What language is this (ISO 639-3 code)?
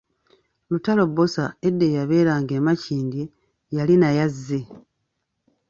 lug